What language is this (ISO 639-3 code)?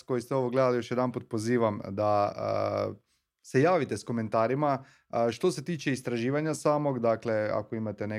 hrv